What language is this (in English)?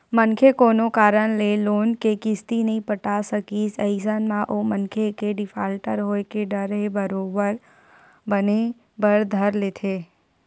Chhattisgarhi